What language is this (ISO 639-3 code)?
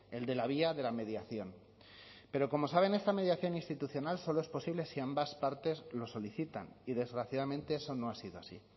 spa